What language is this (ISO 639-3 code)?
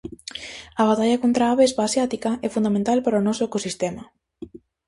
glg